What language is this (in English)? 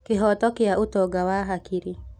Kikuyu